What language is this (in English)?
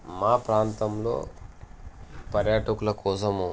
Telugu